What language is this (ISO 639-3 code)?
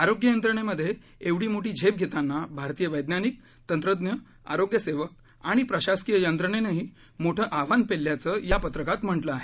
mar